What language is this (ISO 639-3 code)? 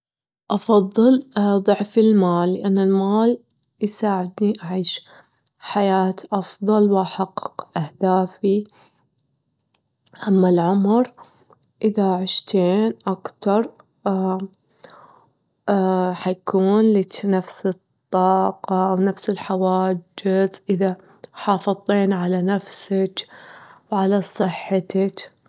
afb